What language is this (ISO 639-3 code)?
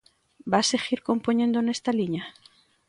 glg